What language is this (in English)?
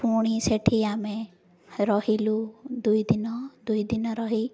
Odia